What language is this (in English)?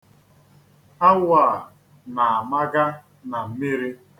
Igbo